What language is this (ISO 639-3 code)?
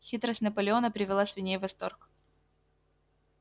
rus